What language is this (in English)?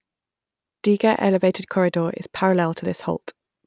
English